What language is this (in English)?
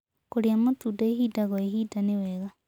Kikuyu